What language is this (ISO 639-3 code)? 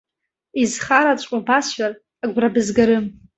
abk